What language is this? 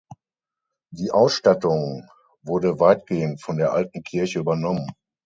German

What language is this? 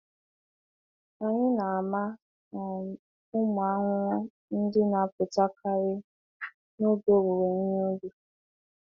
Igbo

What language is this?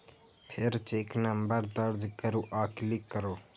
Maithili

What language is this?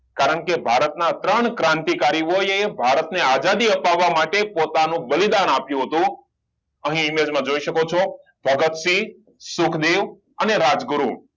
Gujarati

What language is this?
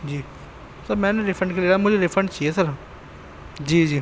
Urdu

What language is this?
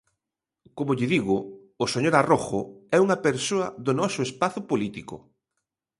Galician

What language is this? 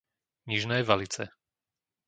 Slovak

